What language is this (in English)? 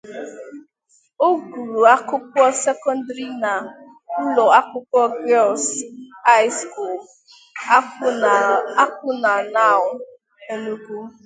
Igbo